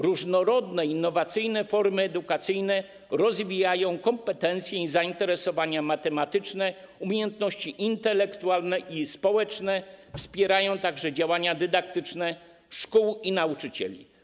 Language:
Polish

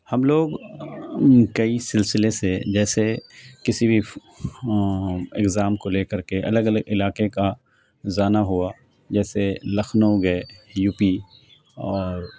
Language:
Urdu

